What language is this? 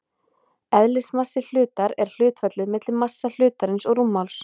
Icelandic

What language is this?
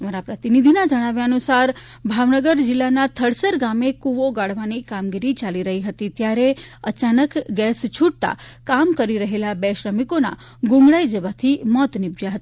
Gujarati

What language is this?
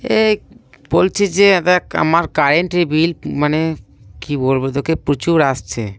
Bangla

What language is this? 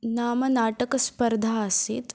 Sanskrit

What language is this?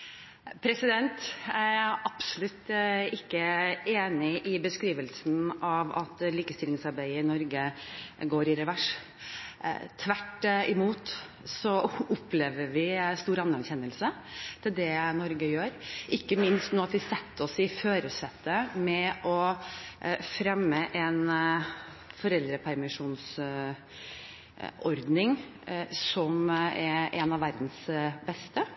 Norwegian Bokmål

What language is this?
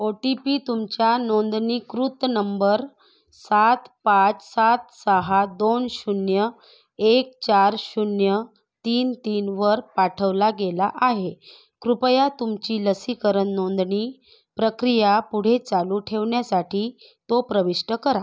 Marathi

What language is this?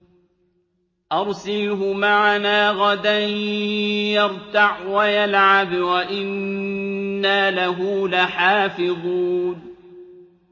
Arabic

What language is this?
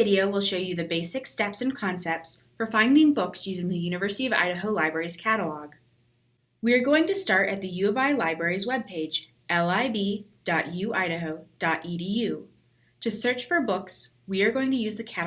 English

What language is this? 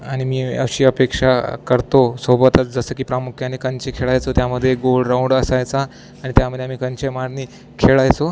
Marathi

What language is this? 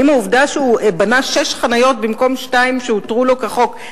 Hebrew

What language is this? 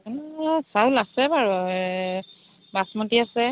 Assamese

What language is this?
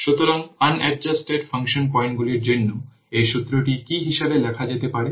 Bangla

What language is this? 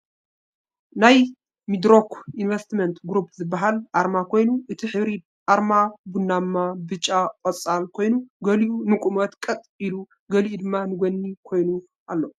Tigrinya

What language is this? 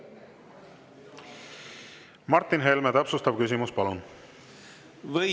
Estonian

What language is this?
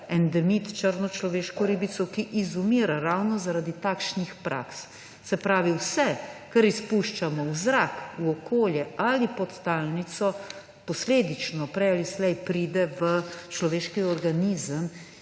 Slovenian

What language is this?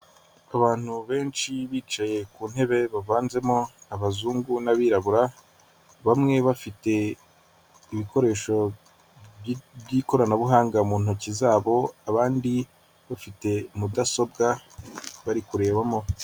Kinyarwanda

